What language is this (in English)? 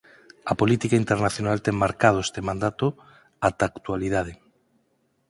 Galician